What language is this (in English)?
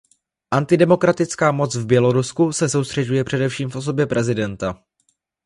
Czech